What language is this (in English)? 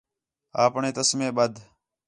Khetrani